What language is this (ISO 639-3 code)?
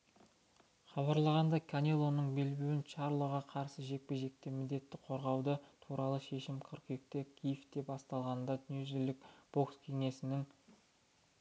kaz